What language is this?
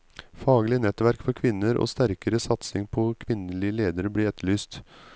Norwegian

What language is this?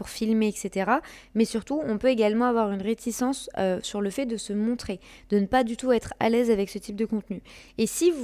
French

